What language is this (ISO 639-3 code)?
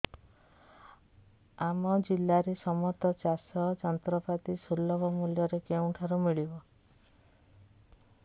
ori